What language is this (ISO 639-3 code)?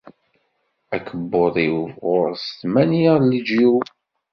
kab